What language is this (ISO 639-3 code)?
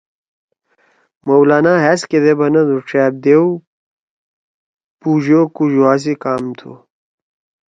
trw